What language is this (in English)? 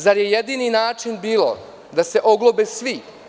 Serbian